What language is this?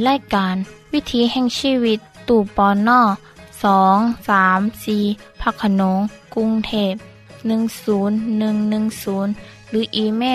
Thai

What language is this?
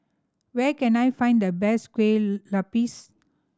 English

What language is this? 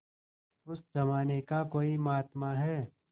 Hindi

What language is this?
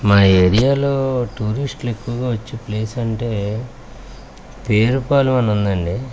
Telugu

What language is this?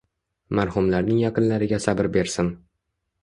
Uzbek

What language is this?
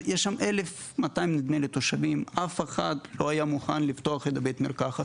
Hebrew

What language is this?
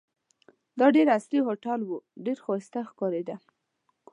Pashto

